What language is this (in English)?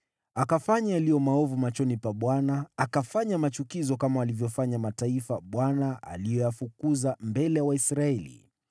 Swahili